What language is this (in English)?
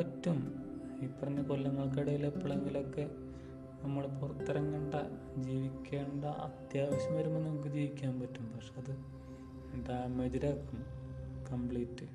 Malayalam